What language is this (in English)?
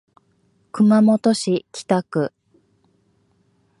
Japanese